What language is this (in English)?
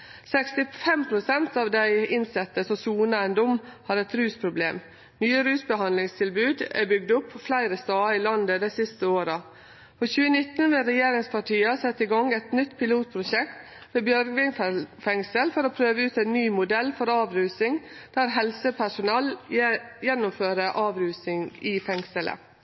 Norwegian Nynorsk